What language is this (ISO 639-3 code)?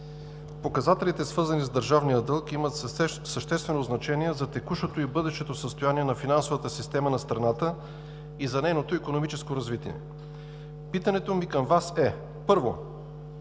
bul